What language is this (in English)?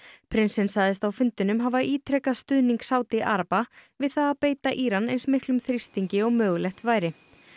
Icelandic